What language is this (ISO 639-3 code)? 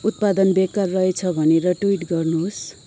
nep